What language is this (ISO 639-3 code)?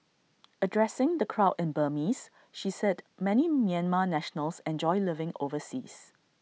eng